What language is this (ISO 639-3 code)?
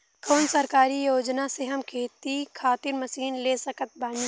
bho